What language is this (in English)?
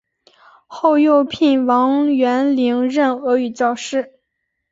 Chinese